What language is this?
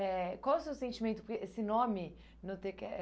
Portuguese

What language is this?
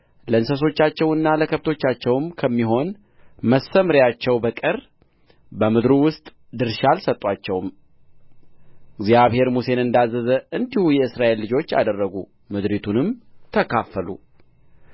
Amharic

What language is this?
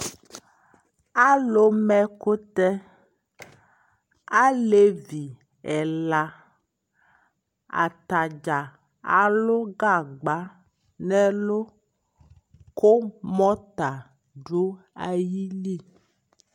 Ikposo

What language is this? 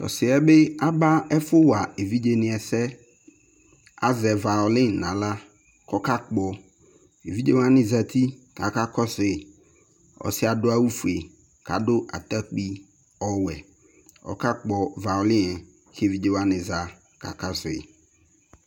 Ikposo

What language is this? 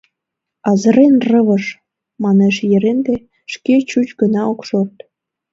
Mari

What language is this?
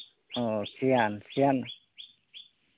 Santali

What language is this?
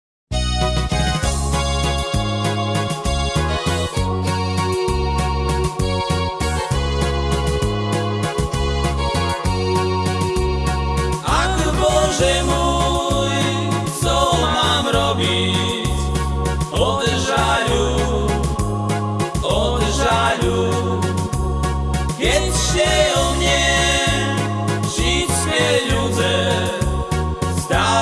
Slovak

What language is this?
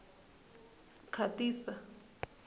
Tsonga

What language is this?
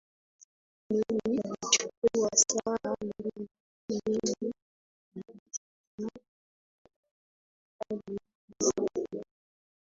Swahili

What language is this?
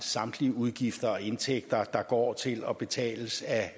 Danish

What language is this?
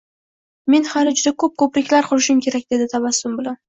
Uzbek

